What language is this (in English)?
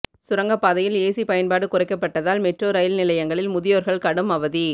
Tamil